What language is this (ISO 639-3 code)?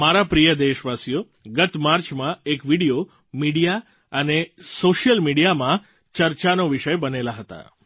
guj